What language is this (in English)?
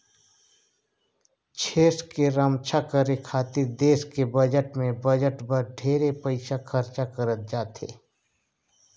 Chhattisgarhi